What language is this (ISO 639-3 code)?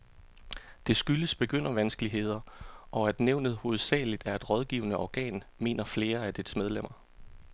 dan